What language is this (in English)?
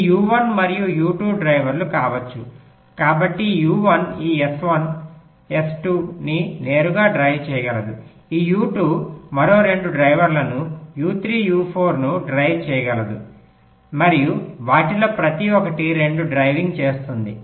Telugu